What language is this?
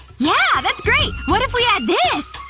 English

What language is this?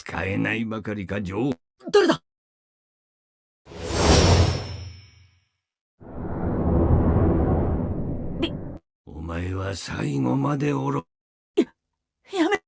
Japanese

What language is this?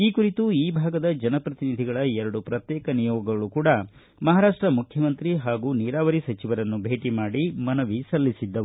Kannada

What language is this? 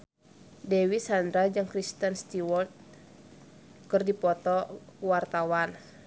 Sundanese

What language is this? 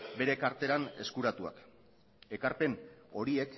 Basque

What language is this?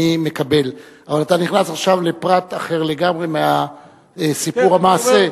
Hebrew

